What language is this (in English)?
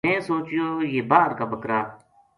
Gujari